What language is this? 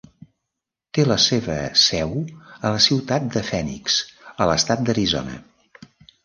Catalan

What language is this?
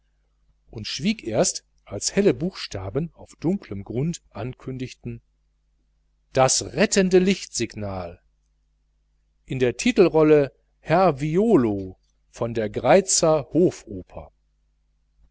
German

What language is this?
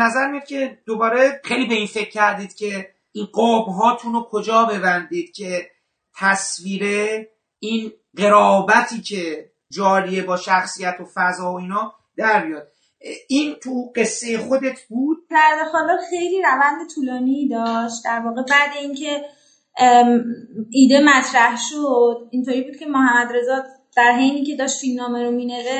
Persian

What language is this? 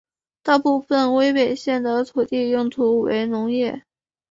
Chinese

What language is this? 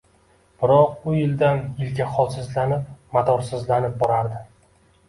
Uzbek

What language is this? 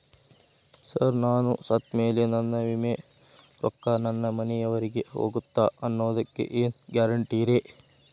Kannada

